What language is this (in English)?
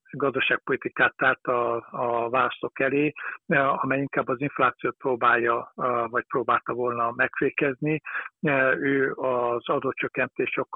Hungarian